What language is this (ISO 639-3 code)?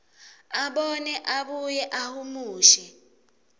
ssw